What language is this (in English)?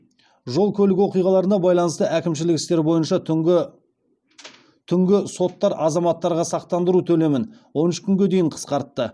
Kazakh